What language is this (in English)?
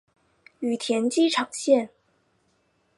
Chinese